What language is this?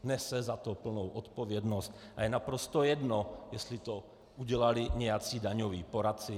Czech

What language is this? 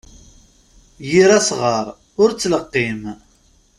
Kabyle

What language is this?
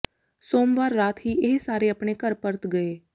Punjabi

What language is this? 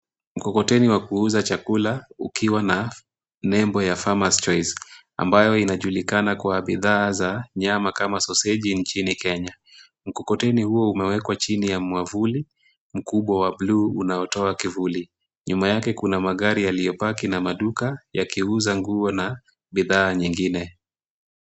Swahili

